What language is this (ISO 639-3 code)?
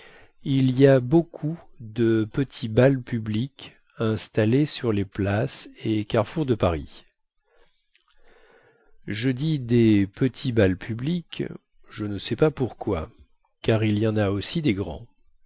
fra